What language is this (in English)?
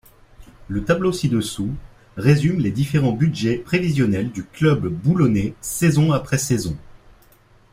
French